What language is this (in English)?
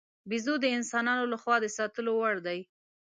Pashto